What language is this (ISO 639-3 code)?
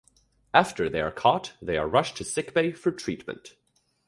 eng